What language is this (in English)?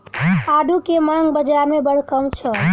Maithili